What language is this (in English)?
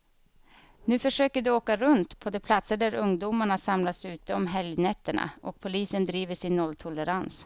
Swedish